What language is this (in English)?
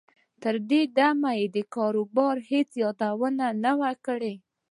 Pashto